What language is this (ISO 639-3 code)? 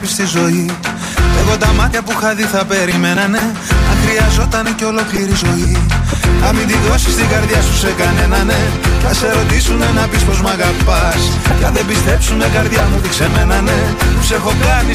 ell